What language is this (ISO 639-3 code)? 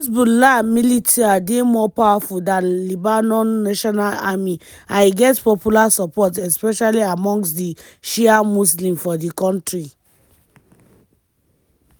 pcm